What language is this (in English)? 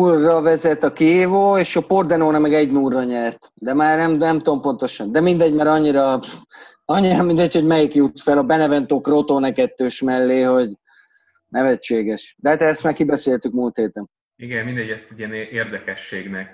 Hungarian